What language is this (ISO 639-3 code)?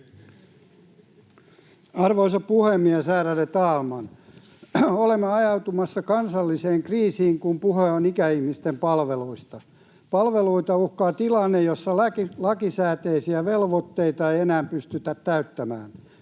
fin